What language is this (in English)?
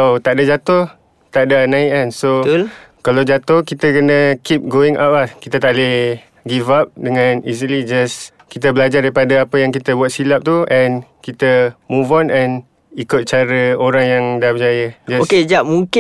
Malay